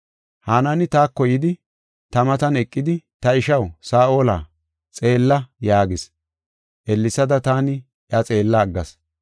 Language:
Gofa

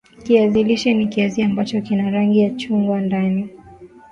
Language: Swahili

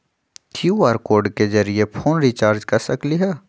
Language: Magahi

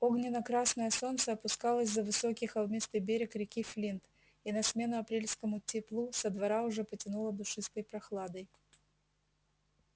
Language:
Russian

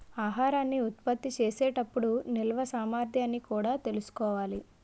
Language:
Telugu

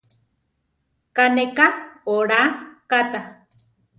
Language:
Central Tarahumara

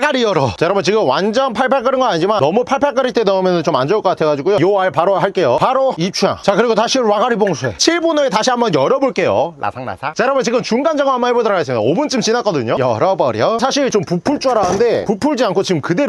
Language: Korean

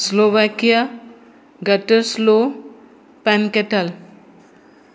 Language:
Konkani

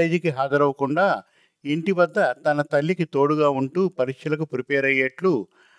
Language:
Telugu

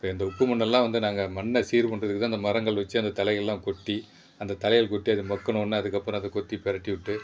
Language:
Tamil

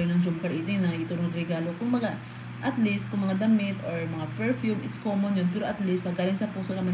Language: Filipino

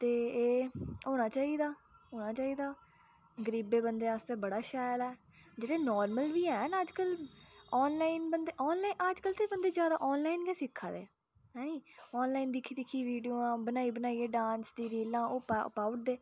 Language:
Dogri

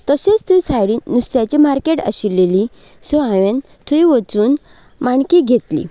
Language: Konkani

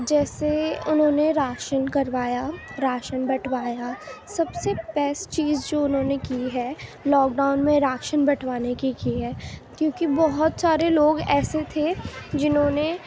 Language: Urdu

